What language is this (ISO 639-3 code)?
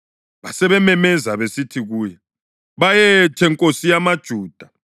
nde